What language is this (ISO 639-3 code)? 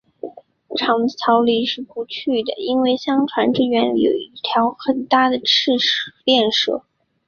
zho